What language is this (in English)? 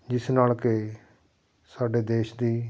Punjabi